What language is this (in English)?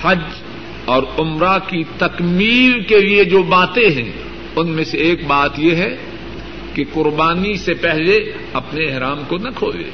Urdu